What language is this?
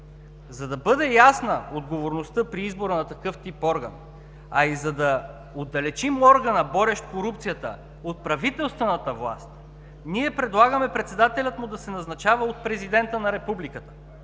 Bulgarian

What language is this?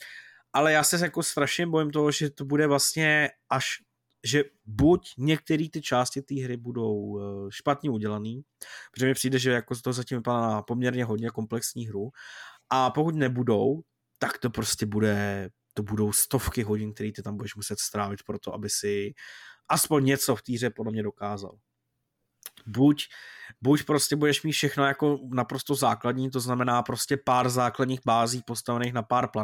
Czech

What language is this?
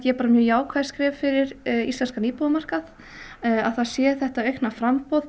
Icelandic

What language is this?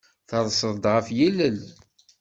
Kabyle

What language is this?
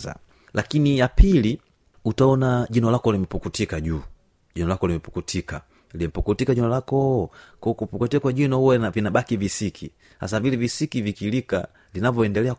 Swahili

